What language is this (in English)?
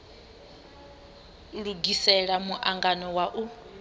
Venda